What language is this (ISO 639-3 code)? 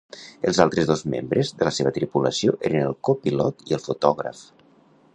cat